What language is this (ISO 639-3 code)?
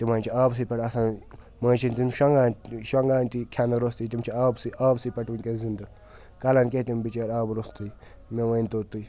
kas